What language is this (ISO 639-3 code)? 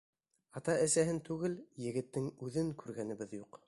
bak